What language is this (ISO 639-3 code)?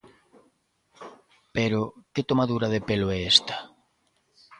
glg